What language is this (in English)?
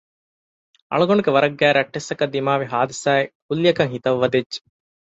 Divehi